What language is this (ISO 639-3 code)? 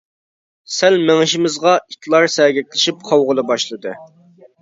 uig